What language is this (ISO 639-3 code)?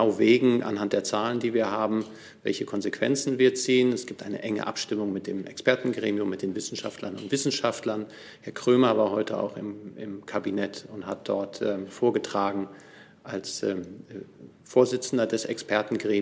deu